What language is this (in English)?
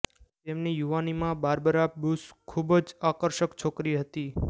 Gujarati